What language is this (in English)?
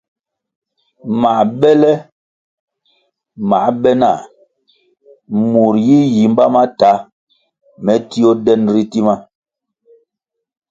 Kwasio